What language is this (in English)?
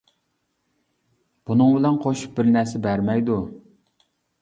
Uyghur